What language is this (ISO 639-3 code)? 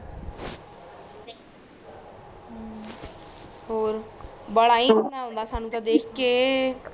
pan